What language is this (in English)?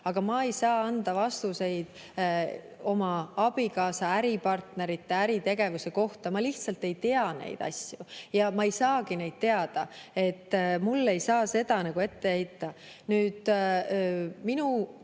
Estonian